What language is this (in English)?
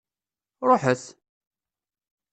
Kabyle